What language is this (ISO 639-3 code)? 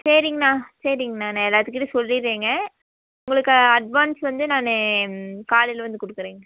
tam